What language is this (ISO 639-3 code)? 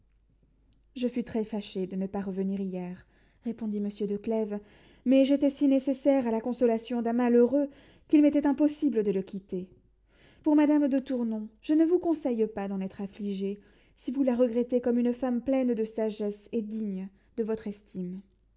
fra